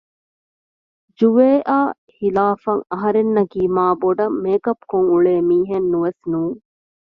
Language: Divehi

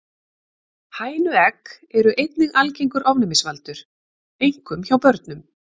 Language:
Icelandic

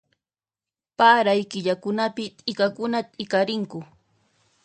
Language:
Puno Quechua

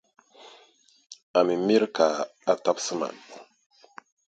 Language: Dagbani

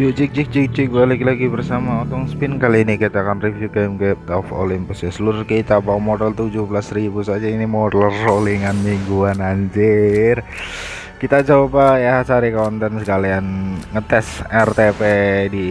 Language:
Indonesian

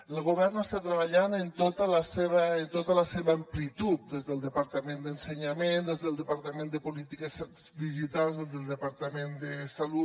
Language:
Catalan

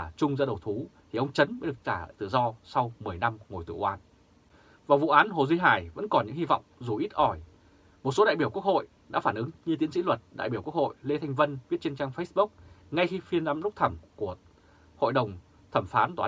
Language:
Vietnamese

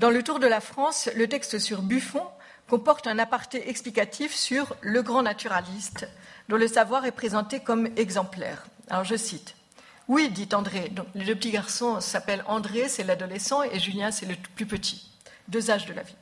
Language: French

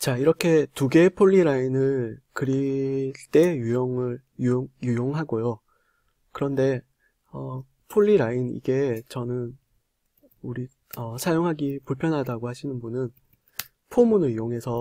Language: Korean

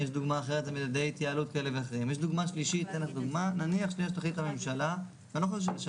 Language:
Hebrew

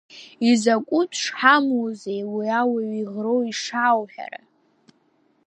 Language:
Abkhazian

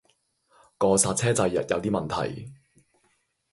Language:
Cantonese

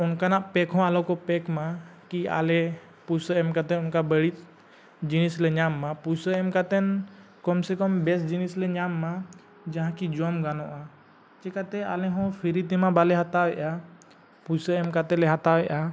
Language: Santali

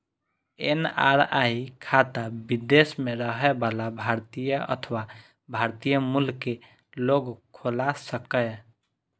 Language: Maithili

